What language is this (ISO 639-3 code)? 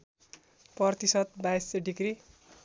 nep